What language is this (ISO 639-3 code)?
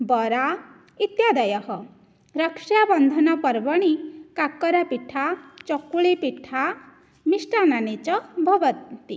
san